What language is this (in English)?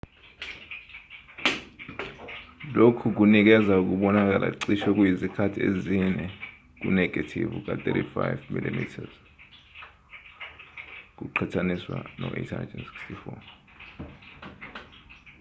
Zulu